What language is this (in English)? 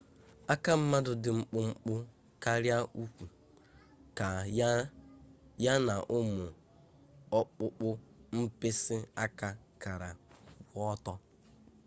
Igbo